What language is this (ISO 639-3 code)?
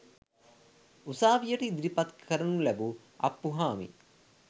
sin